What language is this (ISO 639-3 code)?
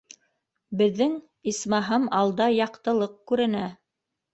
bak